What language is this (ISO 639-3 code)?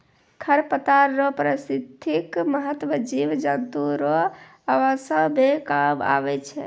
mai